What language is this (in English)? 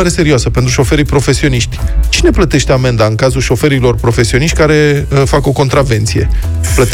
Romanian